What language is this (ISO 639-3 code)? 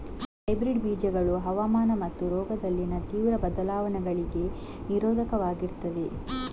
kan